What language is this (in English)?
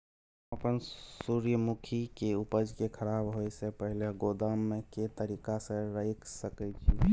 Maithili